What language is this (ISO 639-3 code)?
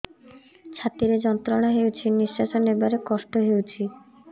ori